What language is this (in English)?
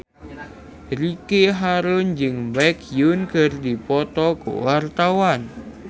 Sundanese